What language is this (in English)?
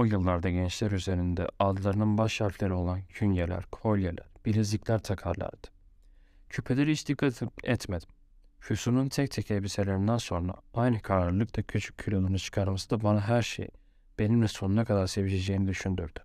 Turkish